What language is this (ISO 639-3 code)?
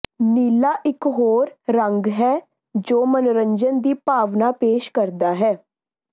pan